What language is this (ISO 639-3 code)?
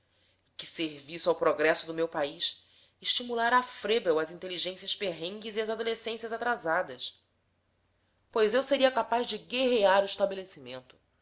por